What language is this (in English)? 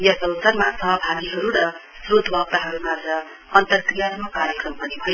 Nepali